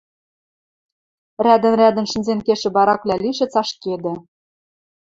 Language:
Western Mari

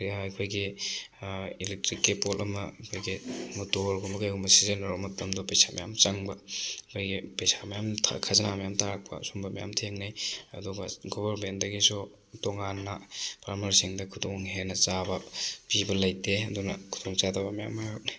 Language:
Manipuri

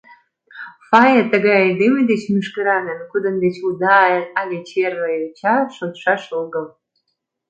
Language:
Mari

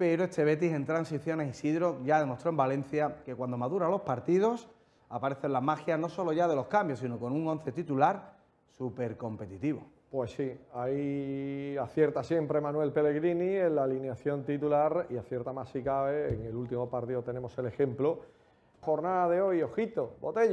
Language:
Spanish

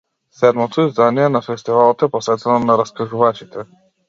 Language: Macedonian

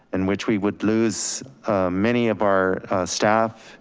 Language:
English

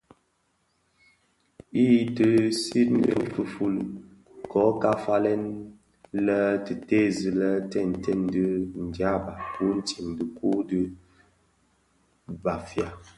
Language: Bafia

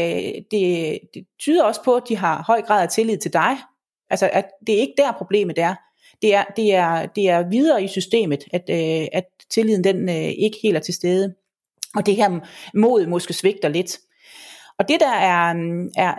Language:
Danish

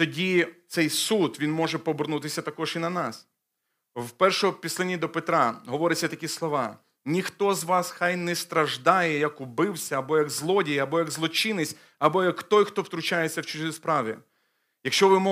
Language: Ukrainian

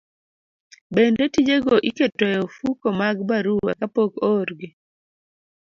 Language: Luo (Kenya and Tanzania)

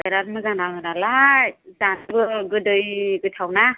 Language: Bodo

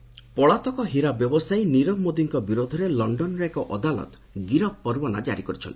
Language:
Odia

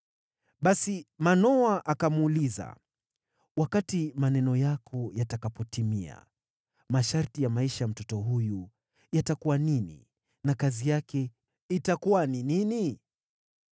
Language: Swahili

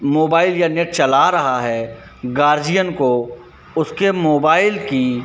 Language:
Hindi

